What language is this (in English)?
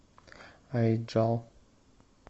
Russian